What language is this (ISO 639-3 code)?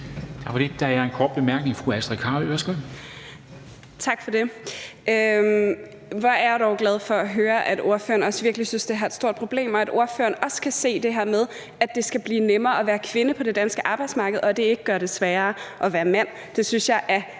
dan